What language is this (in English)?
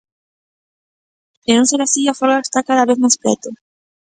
Galician